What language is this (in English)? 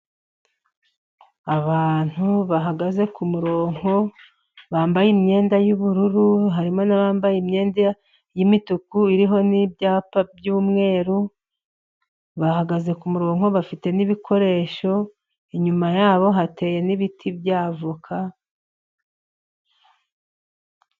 Kinyarwanda